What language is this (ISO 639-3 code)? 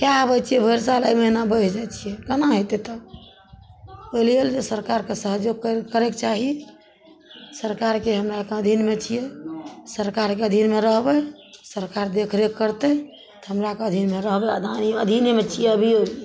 mai